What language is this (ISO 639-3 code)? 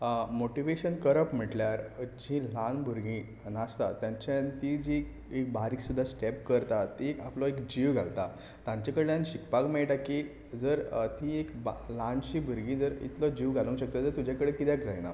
kok